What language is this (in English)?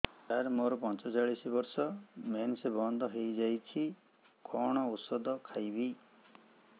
Odia